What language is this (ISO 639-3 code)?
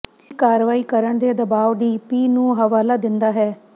pan